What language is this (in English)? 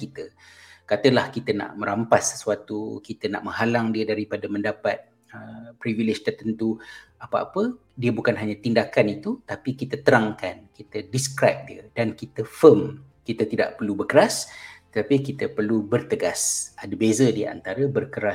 Malay